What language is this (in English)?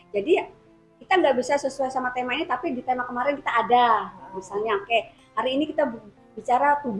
Indonesian